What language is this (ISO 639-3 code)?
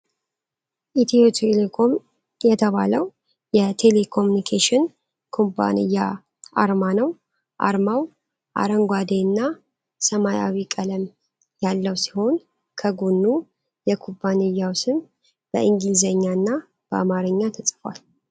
amh